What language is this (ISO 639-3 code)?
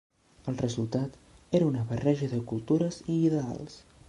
cat